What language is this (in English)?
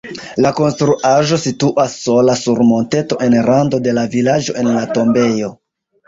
Esperanto